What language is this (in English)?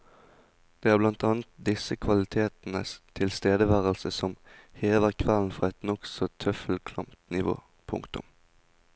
Norwegian